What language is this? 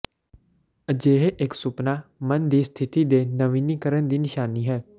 Punjabi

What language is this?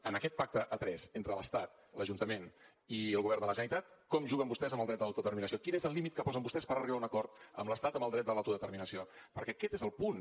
Catalan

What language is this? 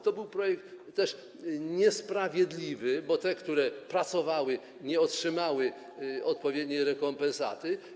Polish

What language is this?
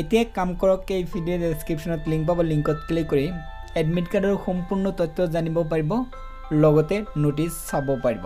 Hindi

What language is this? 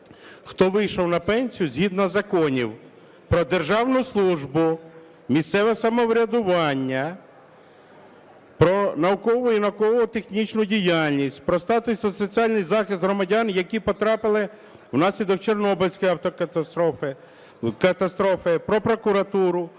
Ukrainian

